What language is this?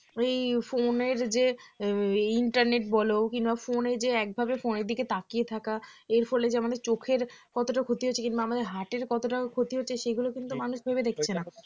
Bangla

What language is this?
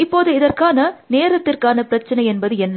Tamil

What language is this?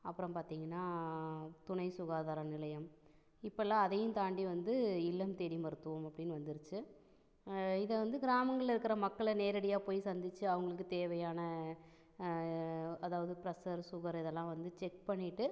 Tamil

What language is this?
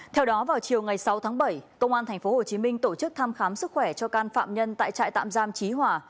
Vietnamese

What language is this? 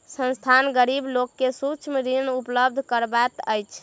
Maithili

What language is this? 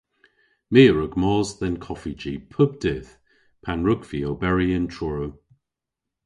Cornish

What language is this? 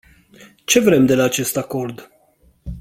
Romanian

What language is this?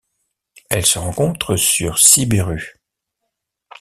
French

